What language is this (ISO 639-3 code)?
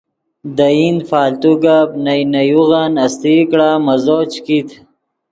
ydg